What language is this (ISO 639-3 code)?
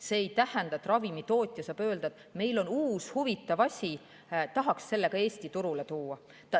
est